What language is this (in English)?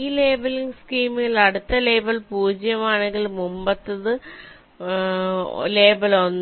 Malayalam